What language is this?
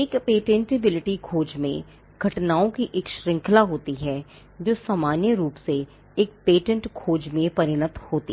Hindi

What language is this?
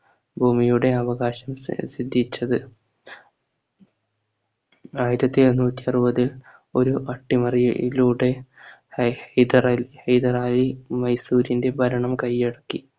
Malayalam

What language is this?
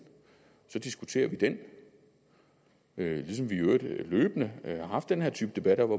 Danish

